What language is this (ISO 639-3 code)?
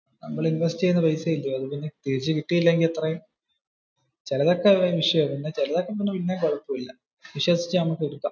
mal